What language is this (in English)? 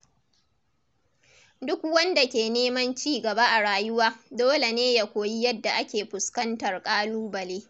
Hausa